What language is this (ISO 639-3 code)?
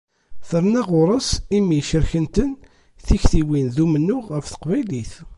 kab